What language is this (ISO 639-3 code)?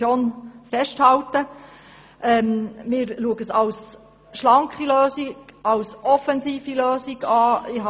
gsw